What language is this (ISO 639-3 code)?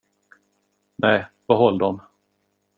swe